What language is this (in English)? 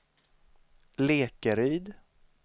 Swedish